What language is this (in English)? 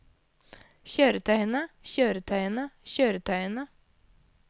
Norwegian